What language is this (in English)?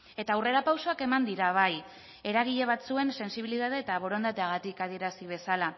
Basque